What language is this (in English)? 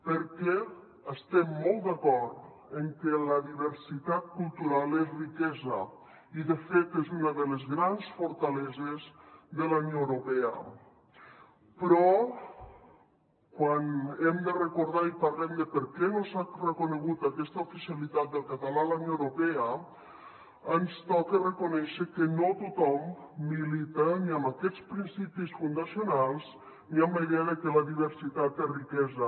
Catalan